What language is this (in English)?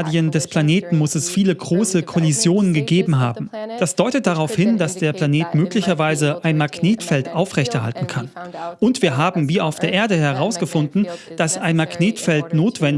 German